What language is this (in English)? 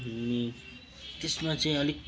Nepali